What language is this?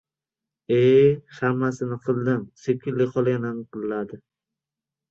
Uzbek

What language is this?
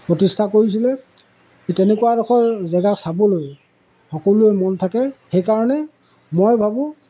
Assamese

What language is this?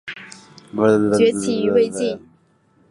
Chinese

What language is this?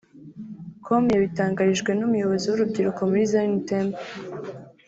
Kinyarwanda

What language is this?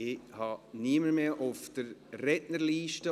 Swiss German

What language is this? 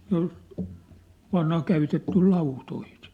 Finnish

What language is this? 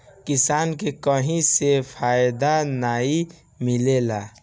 Bhojpuri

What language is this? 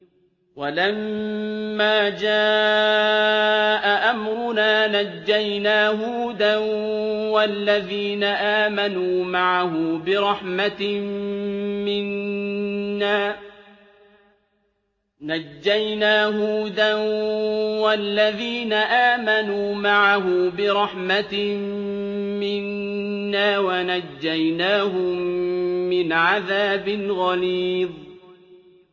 Arabic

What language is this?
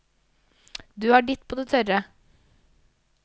Norwegian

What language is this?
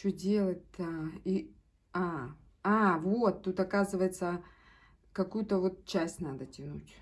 Russian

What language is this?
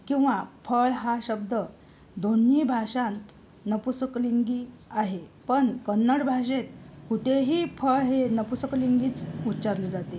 Marathi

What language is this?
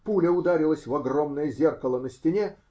Russian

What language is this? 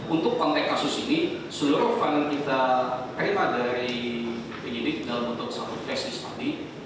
Indonesian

